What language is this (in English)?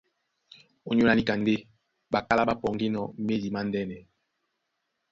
Duala